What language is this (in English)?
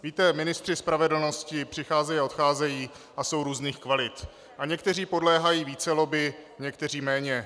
Czech